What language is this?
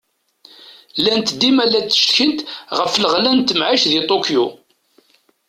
Kabyle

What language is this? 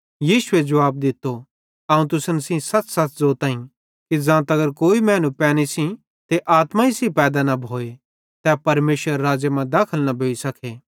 Bhadrawahi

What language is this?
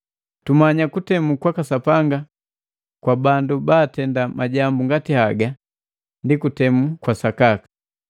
Matengo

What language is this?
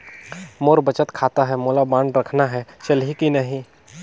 Chhattisgarhi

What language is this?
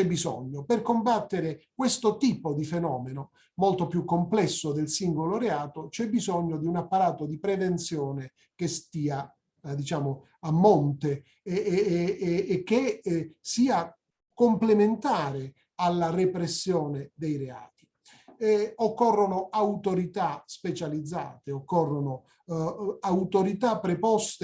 Italian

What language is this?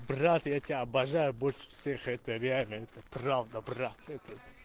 Russian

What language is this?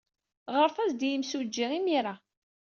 Kabyle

